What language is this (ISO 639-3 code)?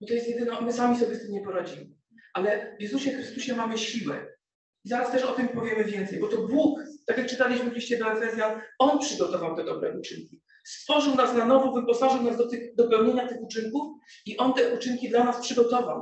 pol